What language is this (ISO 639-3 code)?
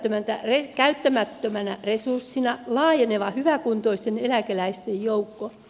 fin